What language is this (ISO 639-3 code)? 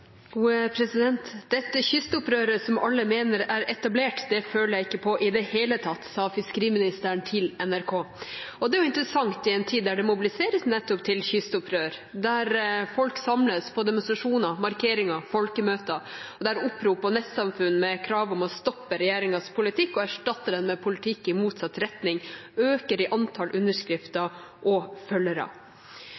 nob